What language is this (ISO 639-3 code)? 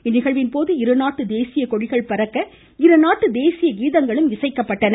tam